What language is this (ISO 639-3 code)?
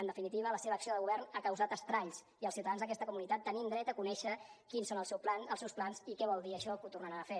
cat